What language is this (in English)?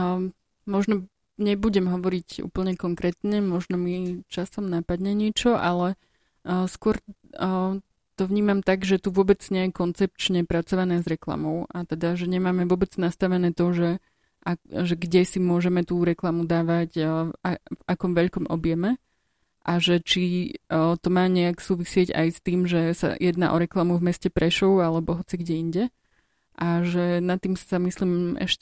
Slovak